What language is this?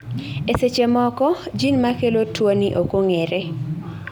Luo (Kenya and Tanzania)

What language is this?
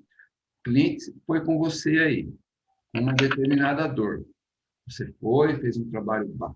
Portuguese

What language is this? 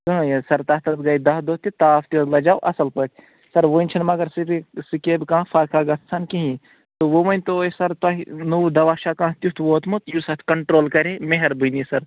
Kashmiri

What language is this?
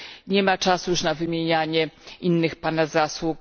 Polish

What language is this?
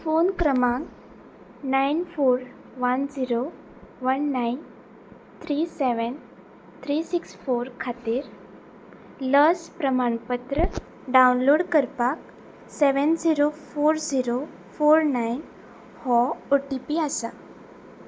Konkani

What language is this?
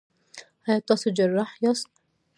Pashto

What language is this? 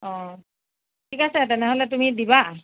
Assamese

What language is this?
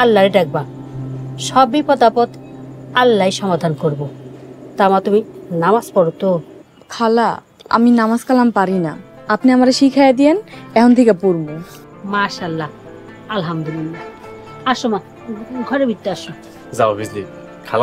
Bangla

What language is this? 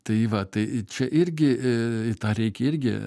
Lithuanian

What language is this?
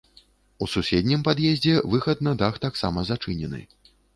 Belarusian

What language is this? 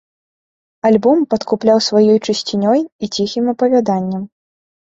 Belarusian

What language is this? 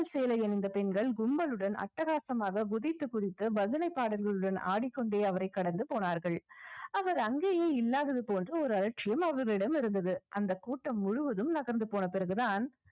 Tamil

